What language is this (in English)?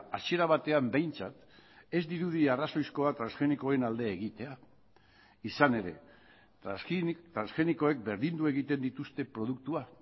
Basque